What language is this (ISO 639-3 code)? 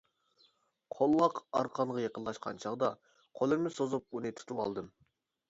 uig